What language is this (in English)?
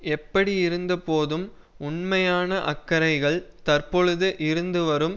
Tamil